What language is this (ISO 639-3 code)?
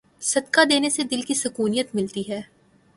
urd